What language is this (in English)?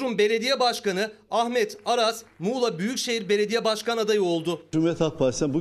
Turkish